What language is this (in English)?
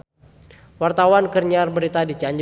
Sundanese